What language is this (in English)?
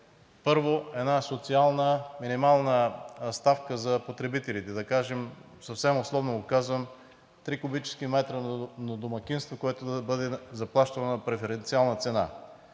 Bulgarian